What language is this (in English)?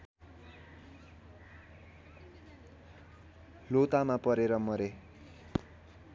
Nepali